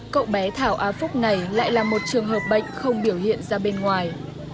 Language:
Vietnamese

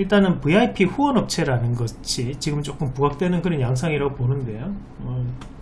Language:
Korean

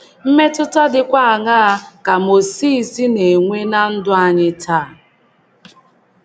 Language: Igbo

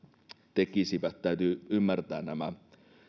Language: Finnish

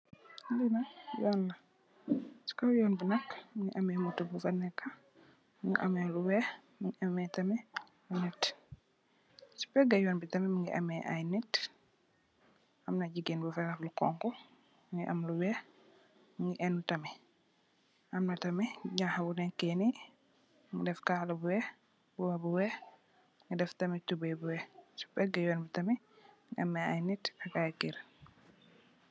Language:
Wolof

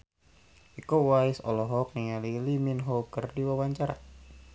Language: Sundanese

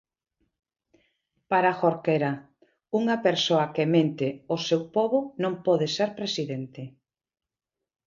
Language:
Galician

